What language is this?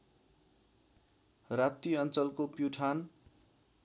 Nepali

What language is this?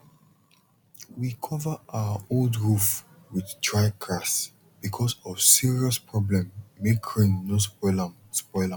Nigerian Pidgin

